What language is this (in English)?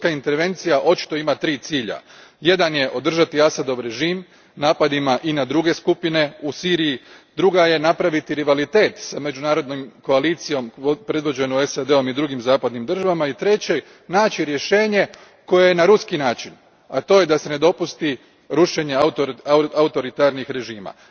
Croatian